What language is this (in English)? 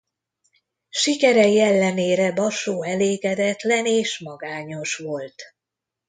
Hungarian